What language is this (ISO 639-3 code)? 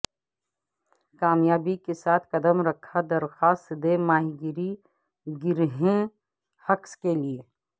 urd